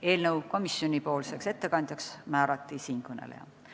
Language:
Estonian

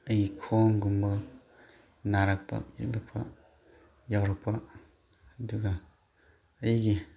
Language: Manipuri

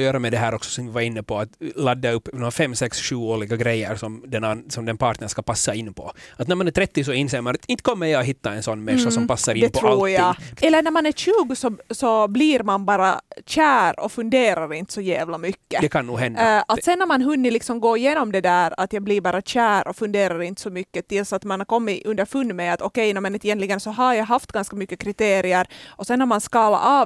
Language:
Swedish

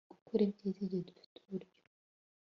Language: Kinyarwanda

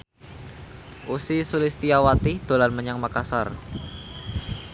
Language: Javanese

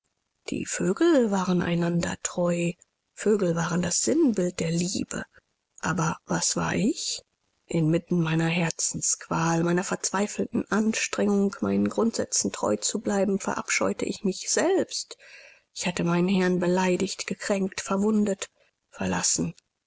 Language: German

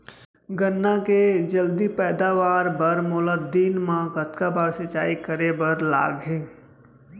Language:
Chhattisgarhi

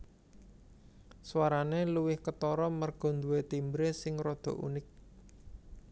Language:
Javanese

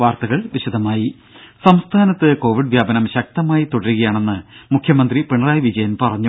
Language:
Malayalam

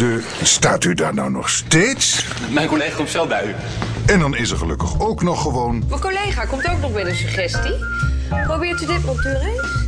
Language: Dutch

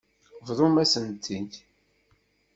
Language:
Kabyle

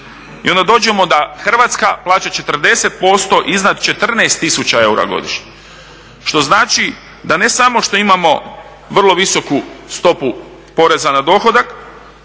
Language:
Croatian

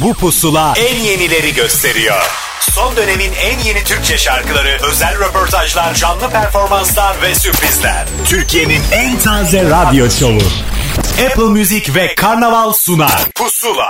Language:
Turkish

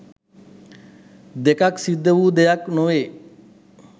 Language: Sinhala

